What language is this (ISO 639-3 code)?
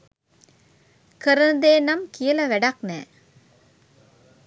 sin